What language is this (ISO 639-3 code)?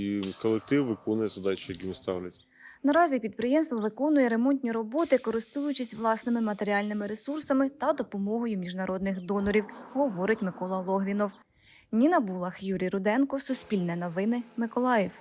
ukr